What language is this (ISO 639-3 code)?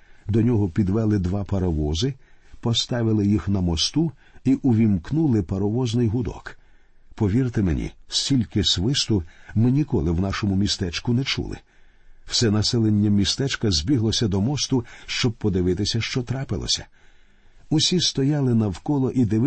ukr